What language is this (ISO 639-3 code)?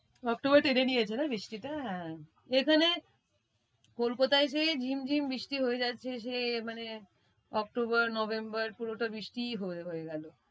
ben